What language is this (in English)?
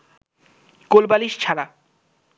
Bangla